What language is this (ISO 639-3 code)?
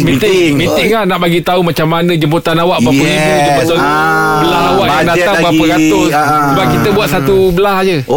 msa